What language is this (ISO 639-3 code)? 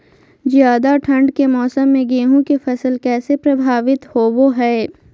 mag